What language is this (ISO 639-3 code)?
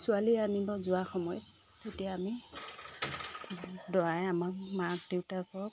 asm